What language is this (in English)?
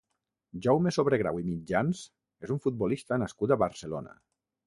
Catalan